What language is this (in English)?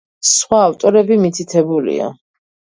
Georgian